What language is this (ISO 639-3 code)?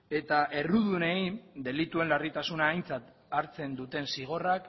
eus